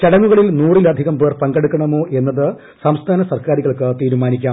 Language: Malayalam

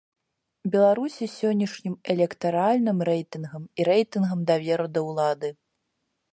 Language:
Belarusian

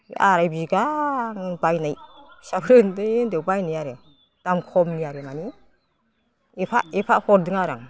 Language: Bodo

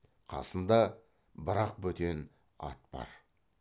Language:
Kazakh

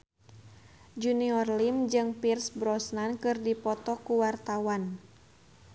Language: Sundanese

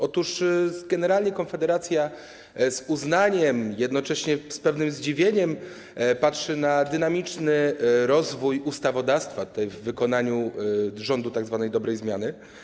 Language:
Polish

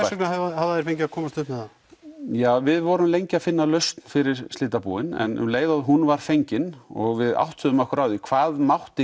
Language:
Icelandic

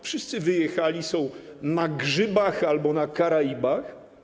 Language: Polish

